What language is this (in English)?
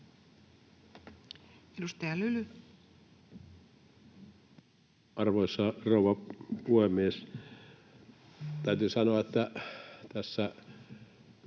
Finnish